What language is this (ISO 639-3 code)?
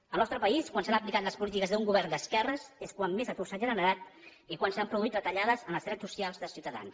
cat